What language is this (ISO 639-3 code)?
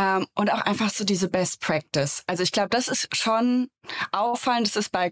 deu